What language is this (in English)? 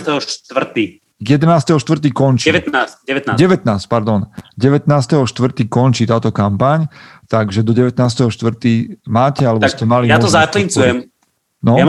Slovak